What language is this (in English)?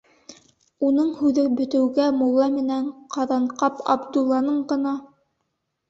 Bashkir